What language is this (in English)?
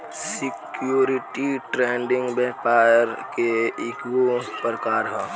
Bhojpuri